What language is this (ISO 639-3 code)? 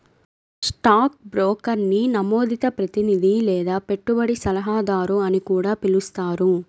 tel